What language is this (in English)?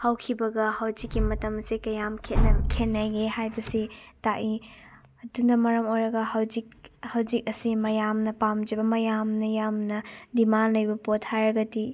Manipuri